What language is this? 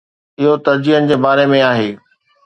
Sindhi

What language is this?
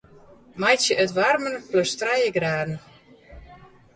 Western Frisian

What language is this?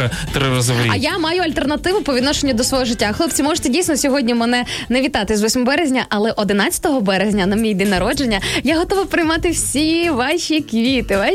Ukrainian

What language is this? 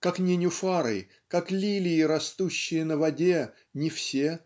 Russian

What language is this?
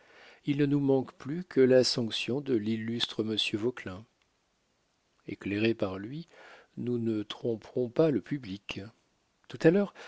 French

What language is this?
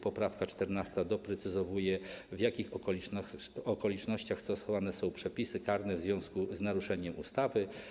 Polish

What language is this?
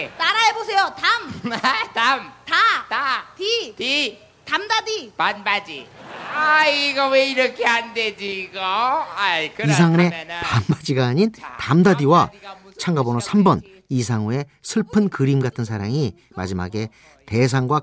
Korean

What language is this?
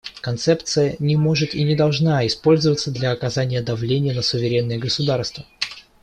Russian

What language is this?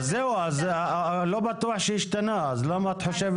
Hebrew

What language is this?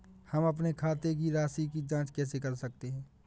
Hindi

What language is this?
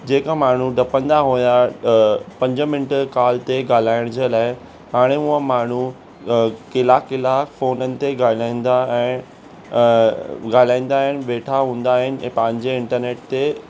Sindhi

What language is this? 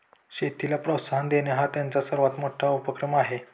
Marathi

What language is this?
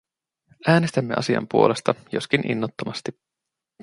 Finnish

